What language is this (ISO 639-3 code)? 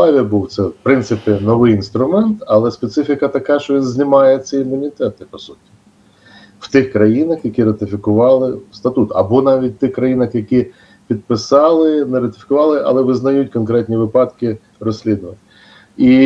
ukr